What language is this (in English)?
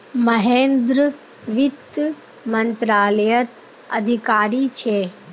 Magahi